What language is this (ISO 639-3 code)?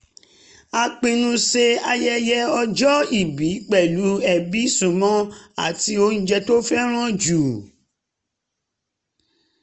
yor